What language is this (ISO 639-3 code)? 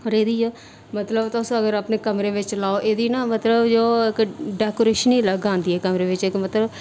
doi